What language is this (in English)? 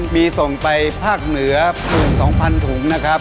Thai